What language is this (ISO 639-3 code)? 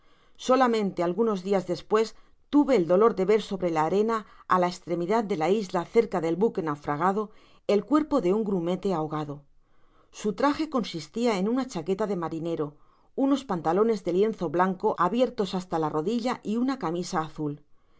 spa